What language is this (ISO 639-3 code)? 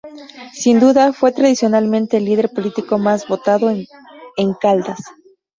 spa